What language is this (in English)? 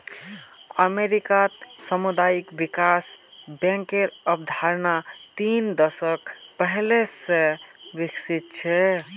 Magahi